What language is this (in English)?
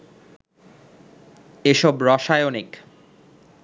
Bangla